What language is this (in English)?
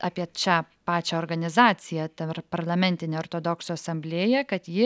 Lithuanian